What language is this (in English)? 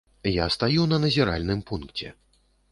Belarusian